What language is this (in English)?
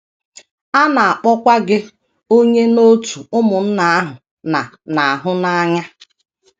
Igbo